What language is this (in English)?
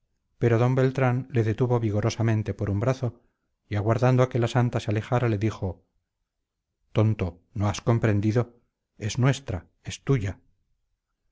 Spanish